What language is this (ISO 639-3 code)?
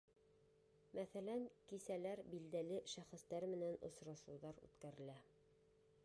bak